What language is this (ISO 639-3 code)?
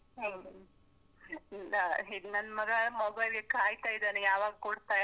kan